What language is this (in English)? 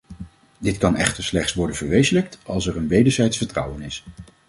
Dutch